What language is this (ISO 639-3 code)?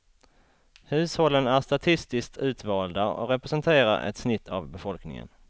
swe